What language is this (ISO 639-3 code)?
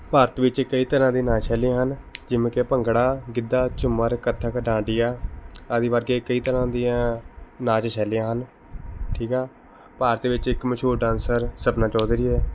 pan